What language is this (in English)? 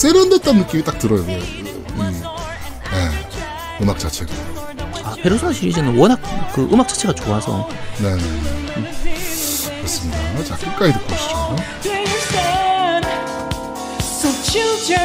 Korean